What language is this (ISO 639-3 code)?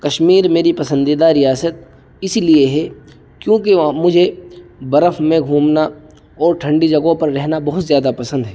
urd